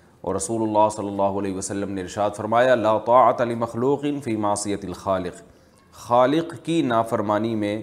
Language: Urdu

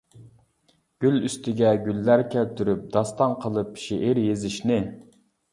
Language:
Uyghur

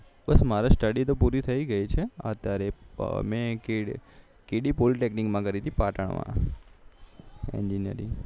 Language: Gujarati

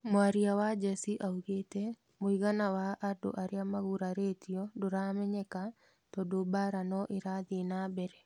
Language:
Kikuyu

